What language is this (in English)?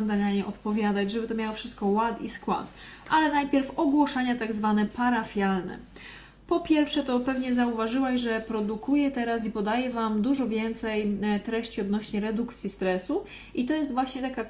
Polish